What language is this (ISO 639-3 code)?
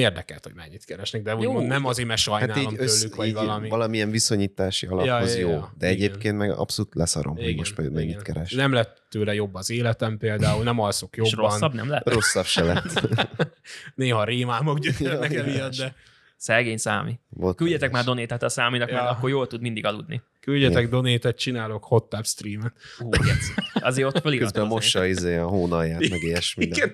hun